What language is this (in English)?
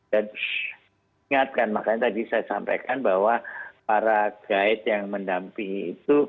Indonesian